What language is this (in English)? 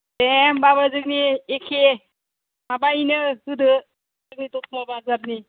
Bodo